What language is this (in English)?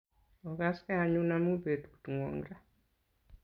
Kalenjin